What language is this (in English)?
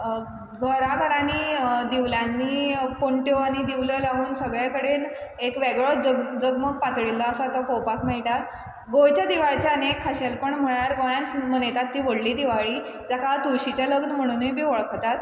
Konkani